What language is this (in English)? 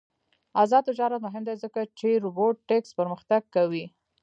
Pashto